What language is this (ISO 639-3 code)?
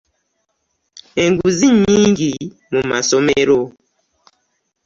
lug